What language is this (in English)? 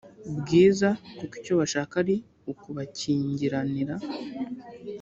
Kinyarwanda